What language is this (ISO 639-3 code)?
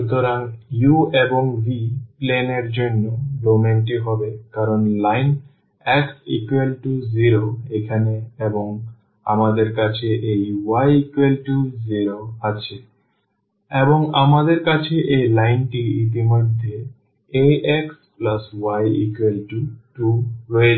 ben